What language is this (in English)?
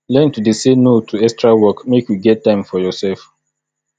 Nigerian Pidgin